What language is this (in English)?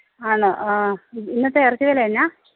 Malayalam